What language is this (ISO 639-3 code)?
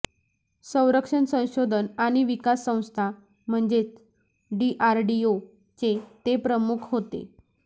mar